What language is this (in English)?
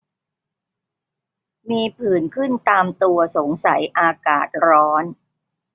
Thai